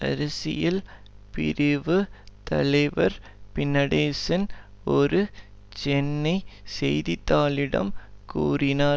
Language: Tamil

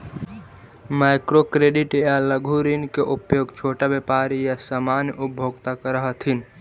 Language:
Magahi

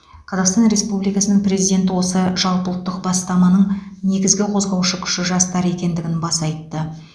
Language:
Kazakh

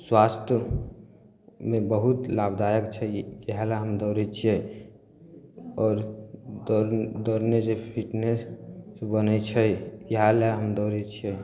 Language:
Maithili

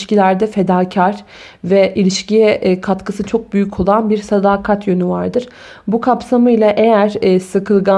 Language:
Turkish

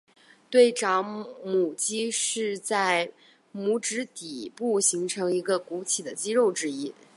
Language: Chinese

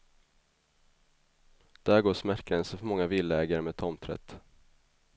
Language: Swedish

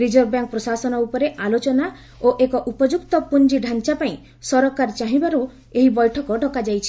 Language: Odia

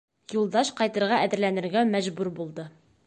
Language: Bashkir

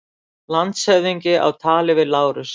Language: Icelandic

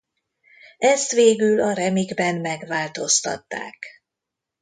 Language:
Hungarian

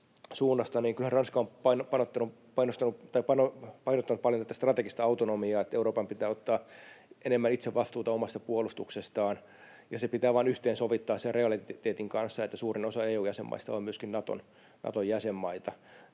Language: Finnish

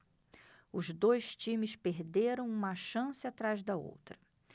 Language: Portuguese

